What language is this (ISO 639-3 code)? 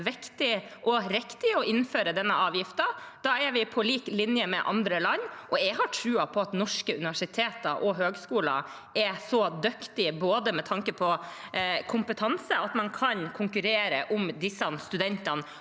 nor